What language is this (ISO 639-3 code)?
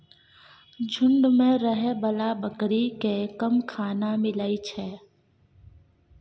mai